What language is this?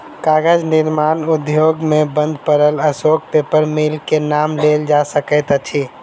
Maithili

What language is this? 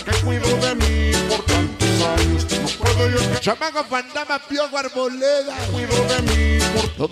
Spanish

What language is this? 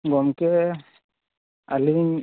Santali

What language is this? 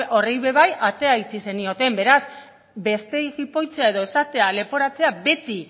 Basque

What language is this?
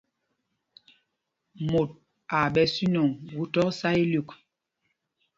Mpumpong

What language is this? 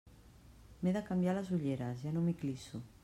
Catalan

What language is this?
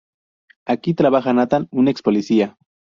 Spanish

